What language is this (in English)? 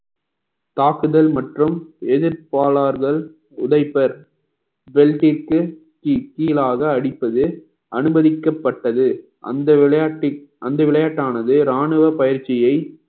Tamil